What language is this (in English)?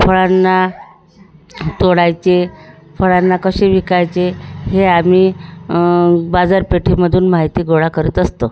Marathi